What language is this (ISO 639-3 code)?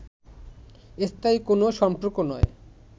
ben